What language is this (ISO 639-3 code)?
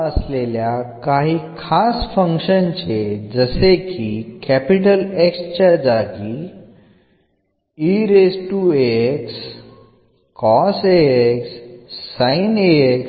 mal